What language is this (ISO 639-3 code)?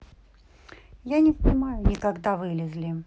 rus